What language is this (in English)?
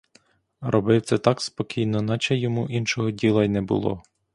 Ukrainian